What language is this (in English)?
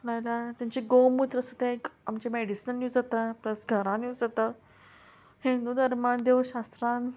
Konkani